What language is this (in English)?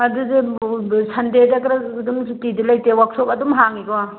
Manipuri